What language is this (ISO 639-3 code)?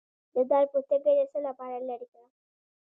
pus